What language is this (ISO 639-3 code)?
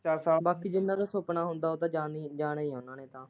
pan